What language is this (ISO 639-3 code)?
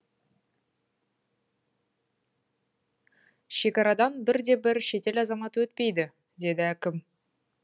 kaz